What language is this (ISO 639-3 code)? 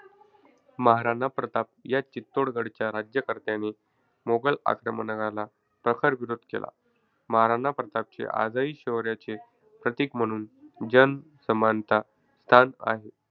mar